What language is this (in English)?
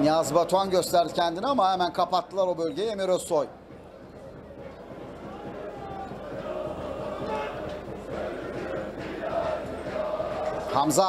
Turkish